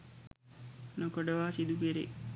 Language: Sinhala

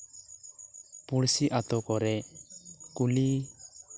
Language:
Santali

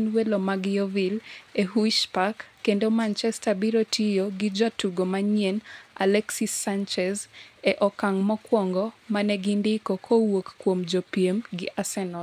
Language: Luo (Kenya and Tanzania)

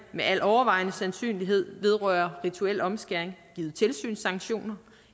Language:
Danish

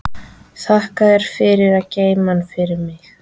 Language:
Icelandic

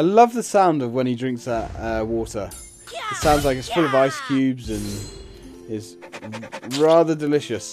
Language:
English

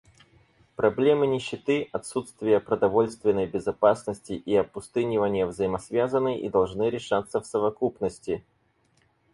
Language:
Russian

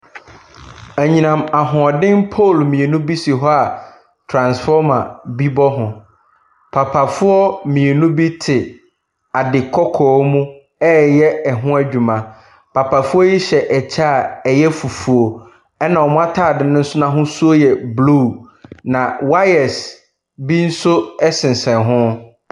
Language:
Akan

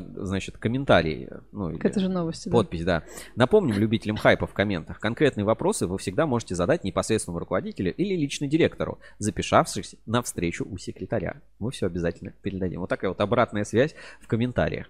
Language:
Russian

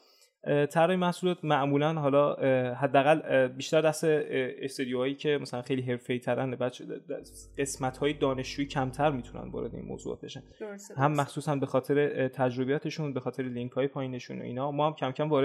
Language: Persian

